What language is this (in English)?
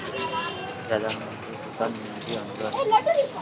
Telugu